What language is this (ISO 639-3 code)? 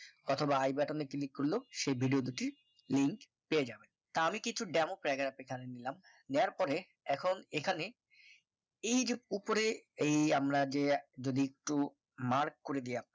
ben